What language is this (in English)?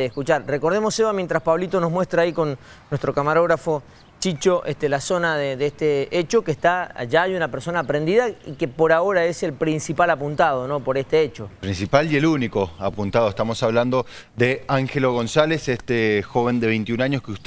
Spanish